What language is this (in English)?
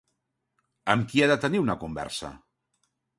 Catalan